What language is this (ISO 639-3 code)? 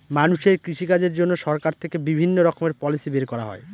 ben